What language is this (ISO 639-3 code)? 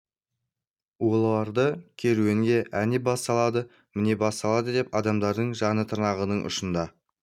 kaz